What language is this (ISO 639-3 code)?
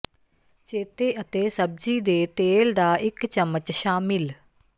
pan